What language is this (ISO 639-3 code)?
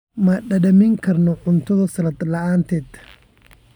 som